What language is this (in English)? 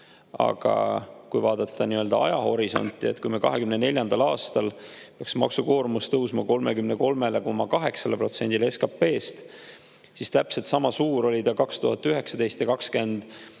Estonian